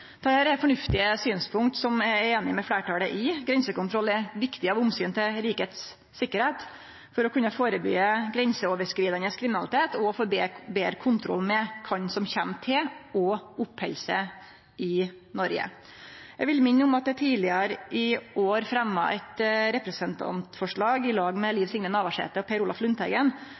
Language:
Norwegian Nynorsk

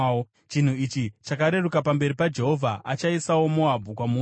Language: Shona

